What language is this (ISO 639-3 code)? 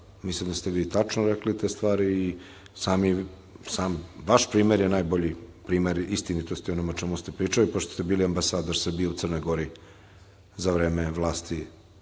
srp